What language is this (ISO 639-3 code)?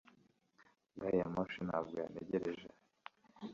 kin